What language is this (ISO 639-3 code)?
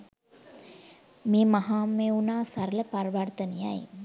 sin